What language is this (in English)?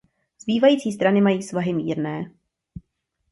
Czech